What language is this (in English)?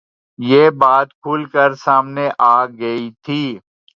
Urdu